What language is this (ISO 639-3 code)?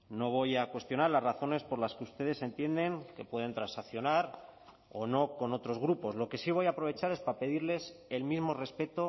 spa